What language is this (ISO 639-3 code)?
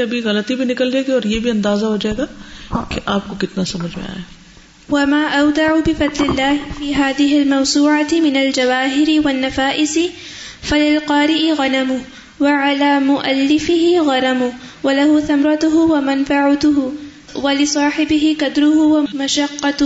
urd